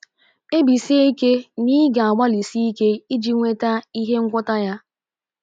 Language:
Igbo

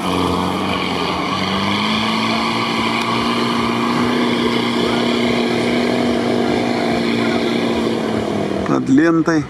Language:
Russian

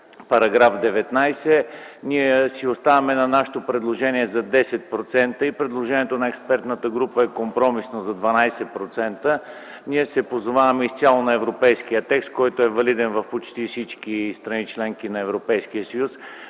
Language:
Bulgarian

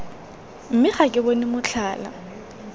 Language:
Tswana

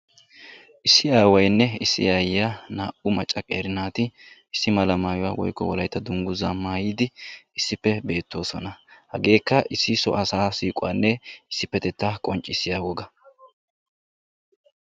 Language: Wolaytta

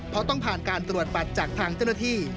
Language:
Thai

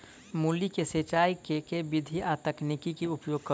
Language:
Maithili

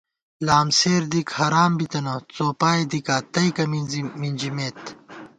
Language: Gawar-Bati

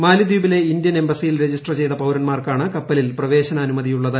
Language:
Malayalam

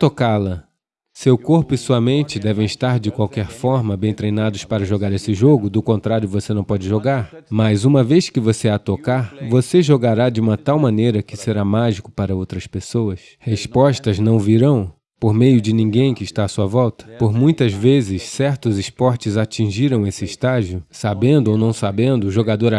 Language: Portuguese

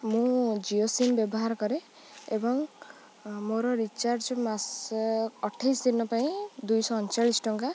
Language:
Odia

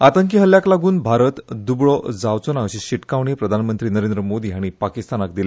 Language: Konkani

